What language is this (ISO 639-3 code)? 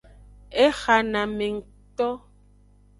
ajg